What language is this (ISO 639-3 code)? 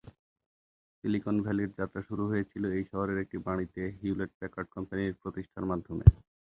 ben